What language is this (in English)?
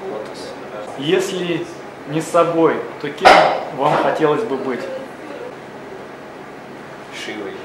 Russian